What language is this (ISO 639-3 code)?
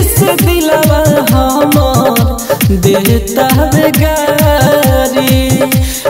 hin